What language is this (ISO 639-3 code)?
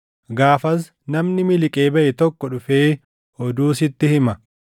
orm